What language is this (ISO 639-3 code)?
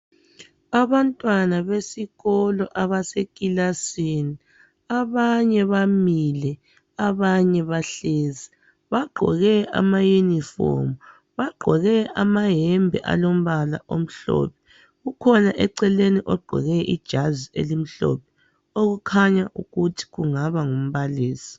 nde